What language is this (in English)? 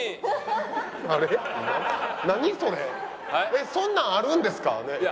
Japanese